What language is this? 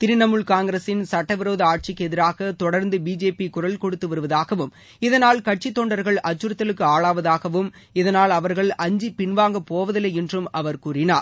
Tamil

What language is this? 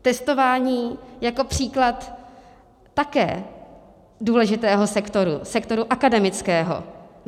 Czech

